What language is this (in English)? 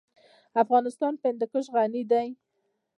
Pashto